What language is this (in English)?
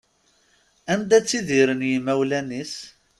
Kabyle